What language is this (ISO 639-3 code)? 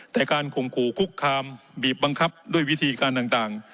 tha